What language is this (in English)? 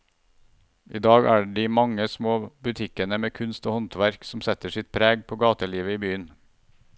Norwegian